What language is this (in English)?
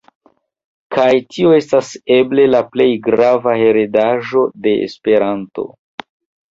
Esperanto